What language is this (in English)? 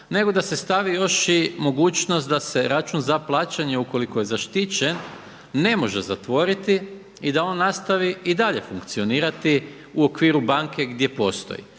Croatian